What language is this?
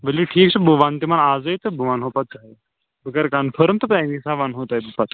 Kashmiri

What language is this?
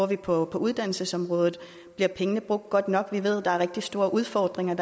Danish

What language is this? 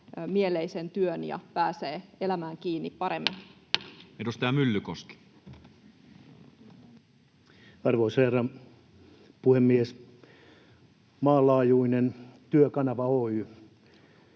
Finnish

